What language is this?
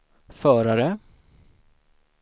Swedish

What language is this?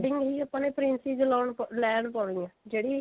Punjabi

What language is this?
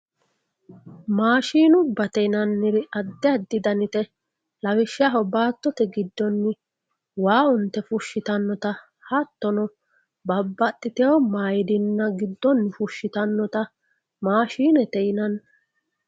Sidamo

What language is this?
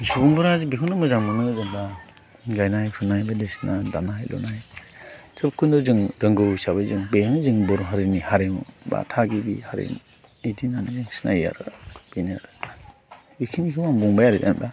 Bodo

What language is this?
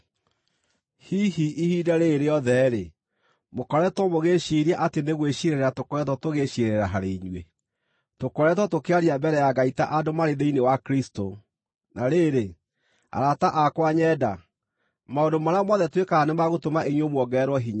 Kikuyu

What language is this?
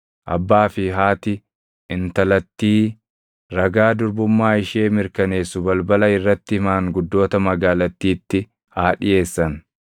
Oromo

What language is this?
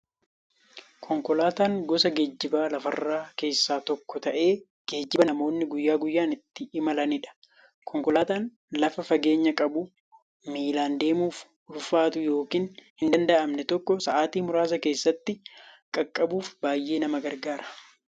Oromo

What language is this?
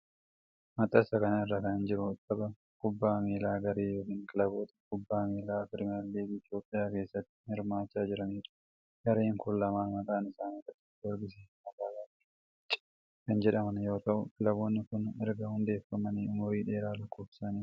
Oromo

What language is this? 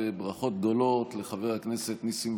Hebrew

